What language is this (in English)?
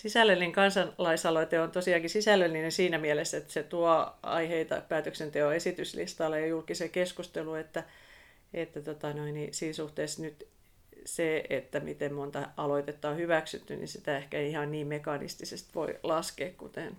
Finnish